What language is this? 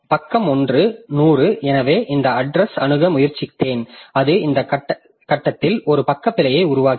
Tamil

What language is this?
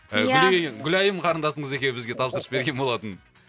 Kazakh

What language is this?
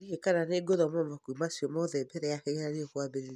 Kikuyu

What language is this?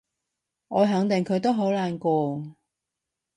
Cantonese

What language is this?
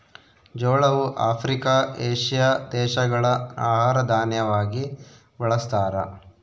Kannada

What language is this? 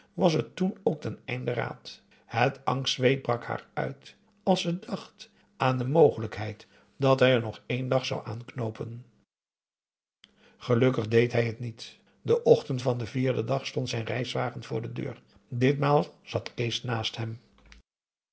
Dutch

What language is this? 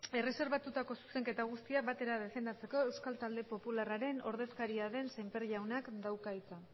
Basque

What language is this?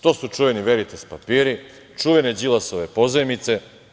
Serbian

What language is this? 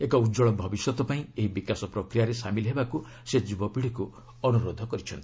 Odia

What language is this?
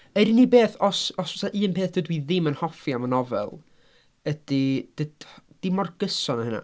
Welsh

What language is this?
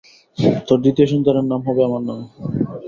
Bangla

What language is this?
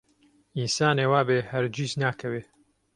Central Kurdish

